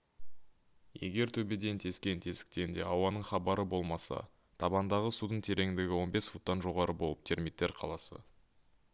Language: Kazakh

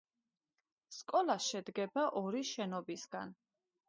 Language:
Georgian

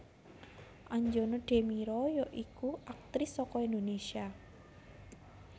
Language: Javanese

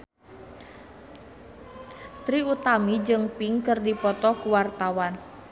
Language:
Sundanese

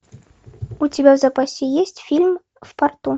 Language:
Russian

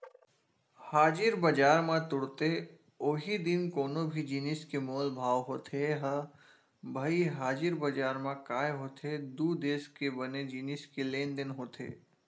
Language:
Chhattisgarhi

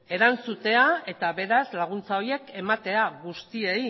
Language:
Basque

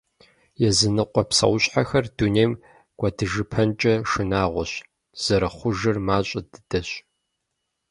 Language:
Kabardian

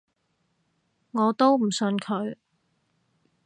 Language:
Cantonese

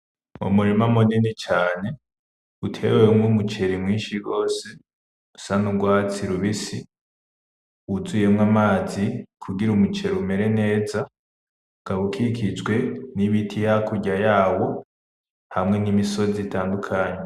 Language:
Rundi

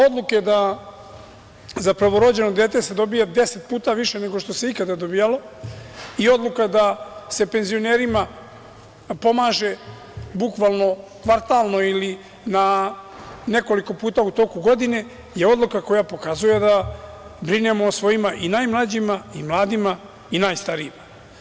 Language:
Serbian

